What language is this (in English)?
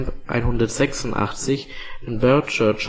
German